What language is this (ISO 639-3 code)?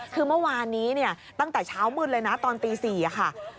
tha